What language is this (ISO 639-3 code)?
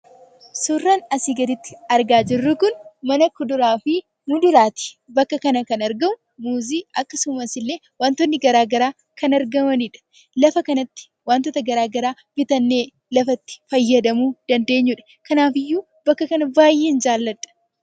orm